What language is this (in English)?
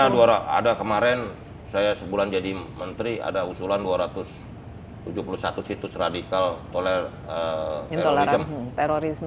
Indonesian